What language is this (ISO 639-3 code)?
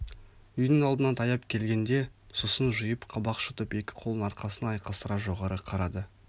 kaz